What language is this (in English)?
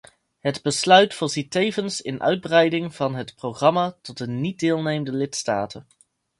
Dutch